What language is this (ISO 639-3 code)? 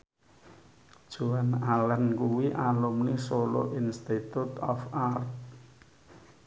jav